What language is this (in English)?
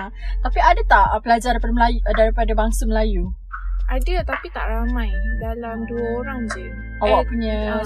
Malay